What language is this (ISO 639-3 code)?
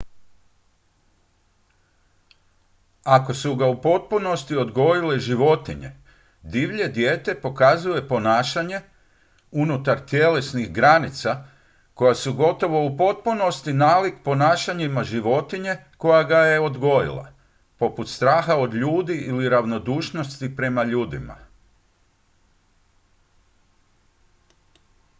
hrv